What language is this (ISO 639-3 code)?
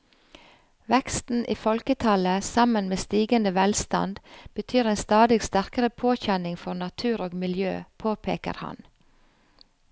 nor